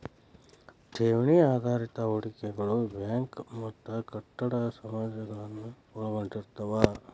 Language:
Kannada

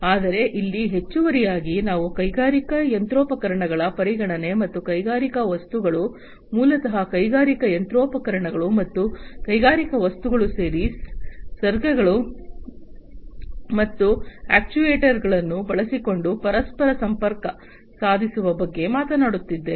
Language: Kannada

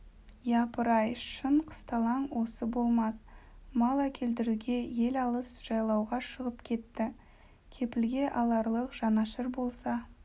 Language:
Kazakh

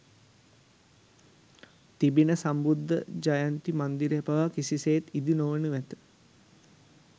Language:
Sinhala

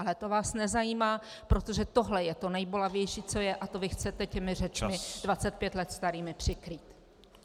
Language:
Czech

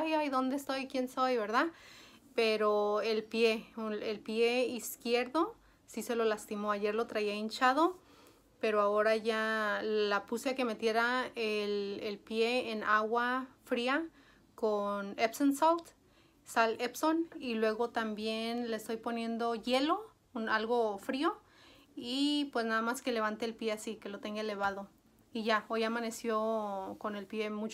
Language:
Spanish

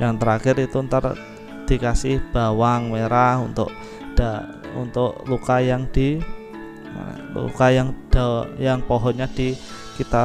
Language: Indonesian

